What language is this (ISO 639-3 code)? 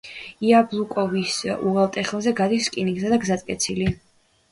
kat